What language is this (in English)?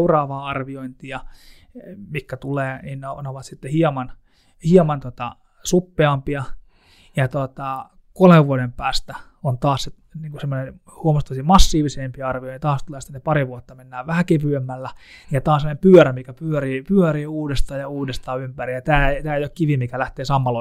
Finnish